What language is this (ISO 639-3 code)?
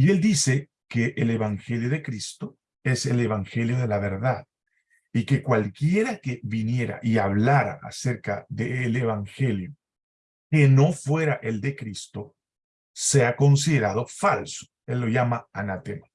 spa